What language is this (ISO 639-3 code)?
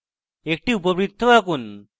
ben